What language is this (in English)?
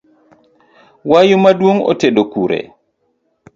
Luo (Kenya and Tanzania)